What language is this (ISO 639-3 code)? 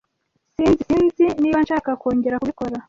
kin